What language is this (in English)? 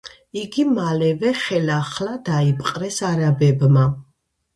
Georgian